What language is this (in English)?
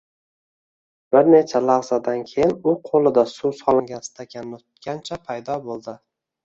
Uzbek